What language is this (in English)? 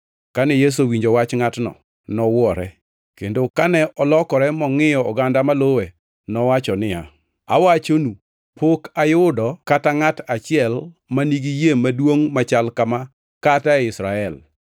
Luo (Kenya and Tanzania)